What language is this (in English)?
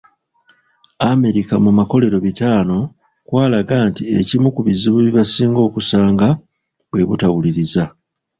Ganda